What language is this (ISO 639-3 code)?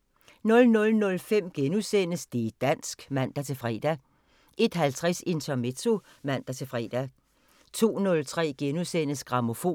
dan